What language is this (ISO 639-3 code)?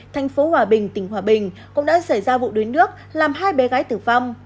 vie